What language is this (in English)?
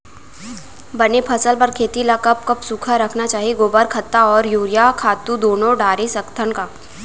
Chhattisgarhi